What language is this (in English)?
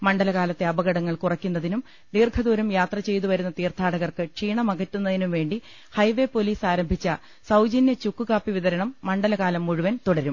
Malayalam